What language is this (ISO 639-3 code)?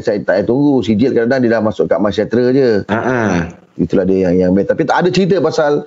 msa